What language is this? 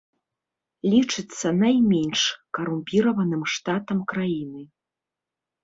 Belarusian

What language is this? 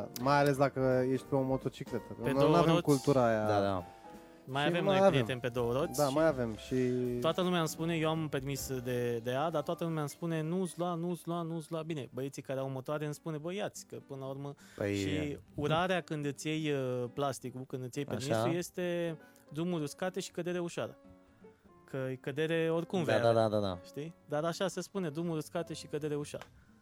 Romanian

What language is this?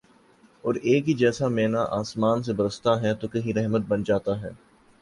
Urdu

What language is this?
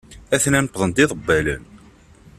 Kabyle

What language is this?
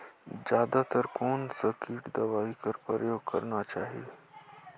Chhattisgarhi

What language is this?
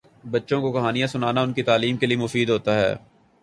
Urdu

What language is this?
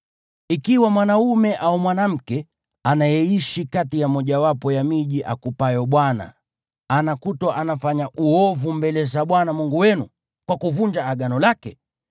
Swahili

